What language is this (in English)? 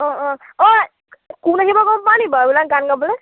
Assamese